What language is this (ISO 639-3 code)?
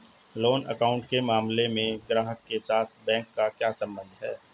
hin